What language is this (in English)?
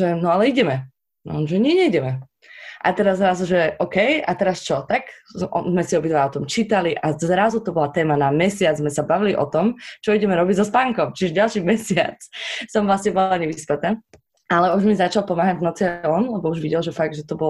Slovak